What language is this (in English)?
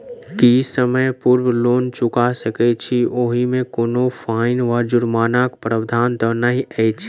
Maithili